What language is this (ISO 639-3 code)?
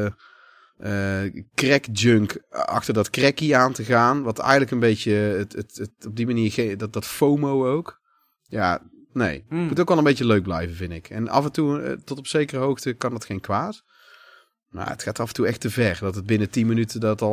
nld